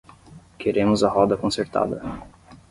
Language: Portuguese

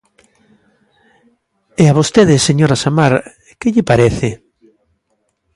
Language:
Galician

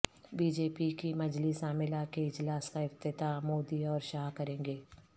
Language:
Urdu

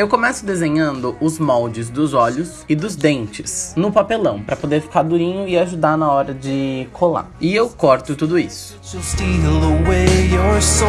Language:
Portuguese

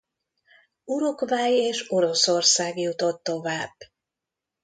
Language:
Hungarian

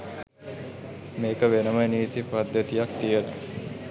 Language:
Sinhala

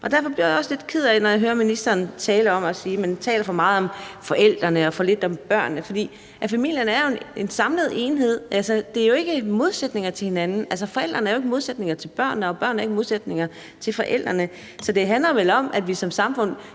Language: Danish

